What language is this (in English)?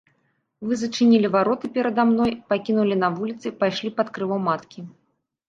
Belarusian